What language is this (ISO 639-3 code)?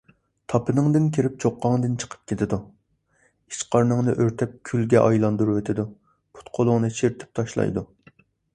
uig